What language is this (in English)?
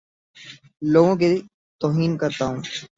Urdu